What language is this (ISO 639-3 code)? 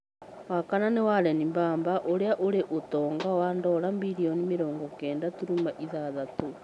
kik